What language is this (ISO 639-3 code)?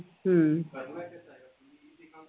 mal